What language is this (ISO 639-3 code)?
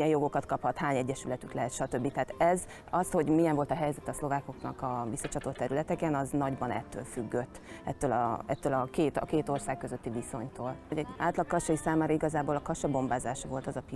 hun